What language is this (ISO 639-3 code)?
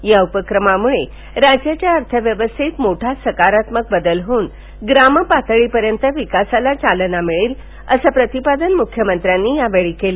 mar